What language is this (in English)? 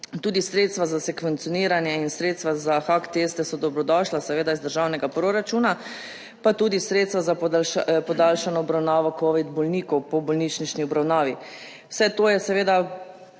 Slovenian